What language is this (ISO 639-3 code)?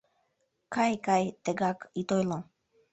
chm